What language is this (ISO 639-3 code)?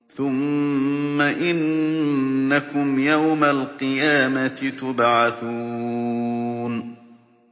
ara